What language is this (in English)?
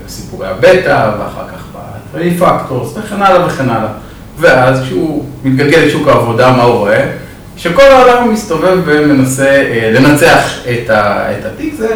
Hebrew